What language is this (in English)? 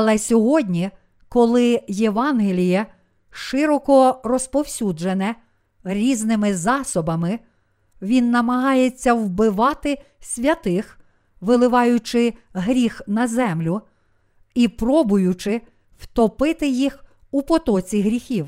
Ukrainian